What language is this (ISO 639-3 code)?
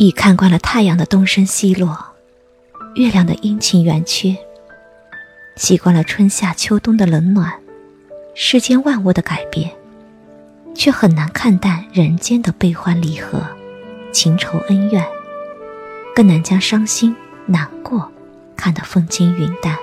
zho